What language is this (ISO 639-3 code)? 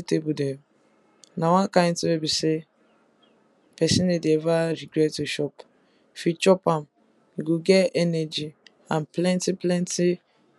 pcm